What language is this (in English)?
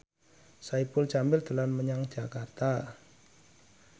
Javanese